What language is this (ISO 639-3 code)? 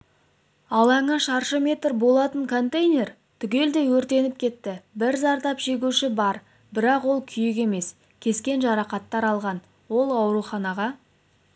kaz